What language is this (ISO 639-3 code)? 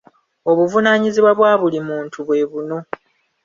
lug